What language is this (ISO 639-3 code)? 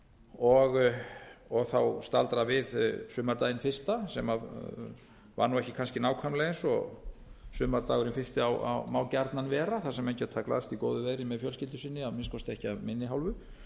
isl